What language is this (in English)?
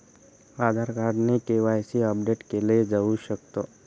Marathi